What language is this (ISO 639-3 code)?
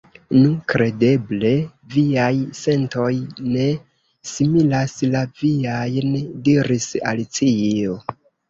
epo